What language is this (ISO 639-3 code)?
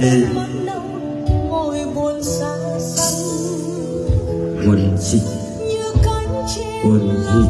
vie